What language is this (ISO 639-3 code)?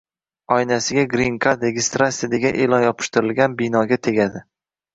uzb